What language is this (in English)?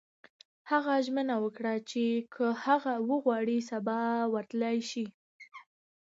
Pashto